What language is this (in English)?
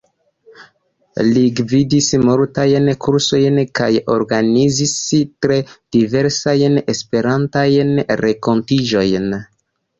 Esperanto